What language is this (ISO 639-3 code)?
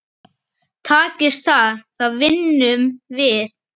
isl